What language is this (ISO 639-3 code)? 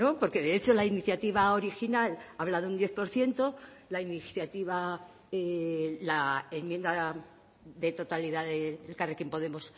spa